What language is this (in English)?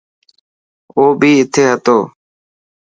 Dhatki